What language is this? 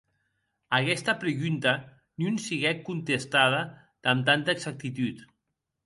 Occitan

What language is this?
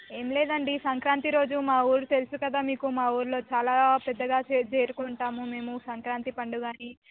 Telugu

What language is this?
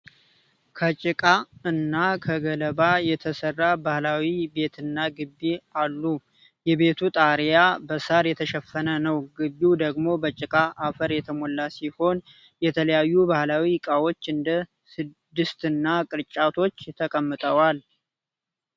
Amharic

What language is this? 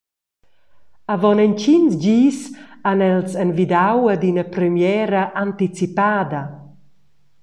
Romansh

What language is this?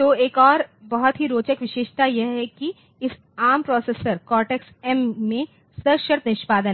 Hindi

